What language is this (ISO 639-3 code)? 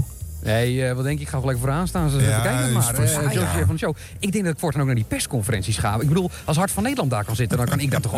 nld